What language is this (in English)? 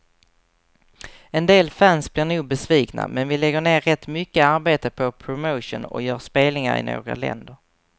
Swedish